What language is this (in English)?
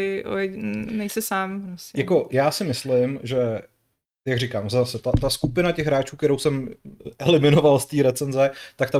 Czech